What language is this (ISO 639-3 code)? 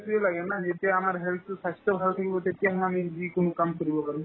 asm